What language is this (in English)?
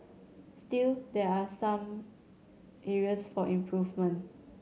English